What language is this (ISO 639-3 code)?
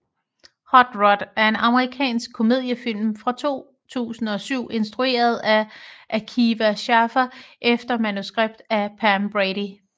dan